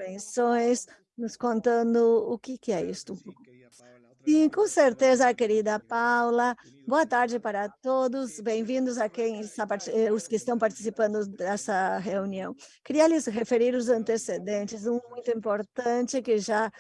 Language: Portuguese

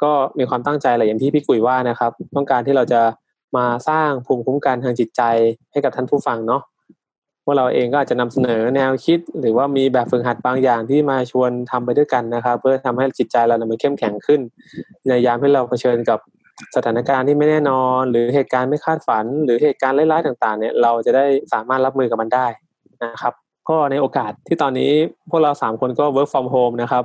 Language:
Thai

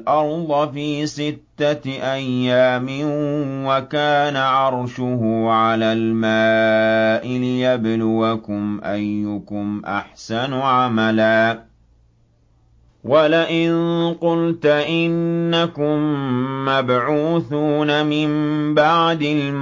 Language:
Arabic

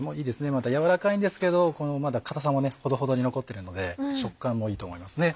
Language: Japanese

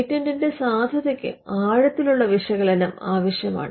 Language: Malayalam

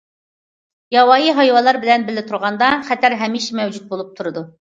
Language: Uyghur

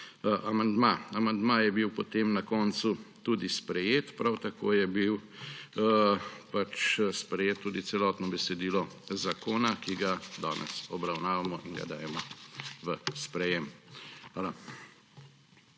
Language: Slovenian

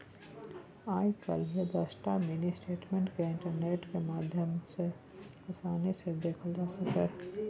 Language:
Maithili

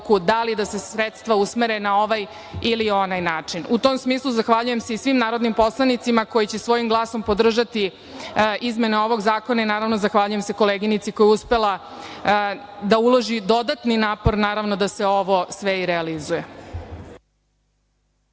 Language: Serbian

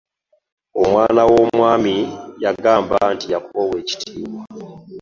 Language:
Ganda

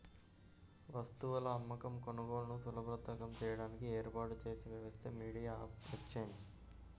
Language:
Telugu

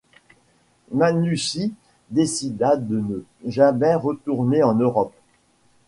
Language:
French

